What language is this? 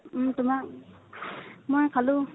Assamese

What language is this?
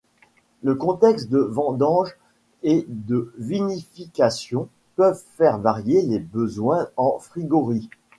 French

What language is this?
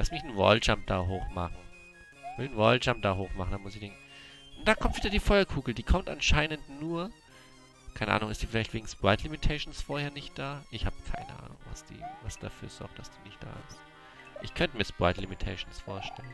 German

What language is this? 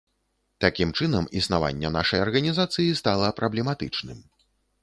Belarusian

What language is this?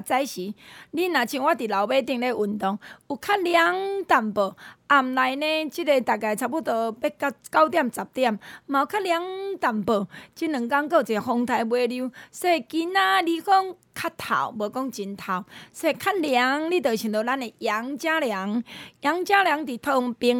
Chinese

